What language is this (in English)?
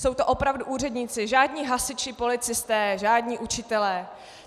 Czech